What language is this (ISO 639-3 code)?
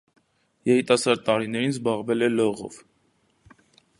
hye